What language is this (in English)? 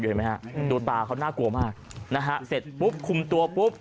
Thai